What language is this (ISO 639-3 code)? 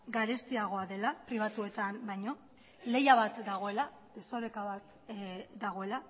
eus